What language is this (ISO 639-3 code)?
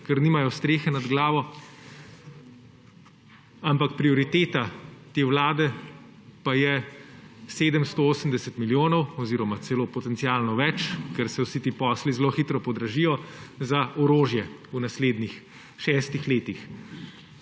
slv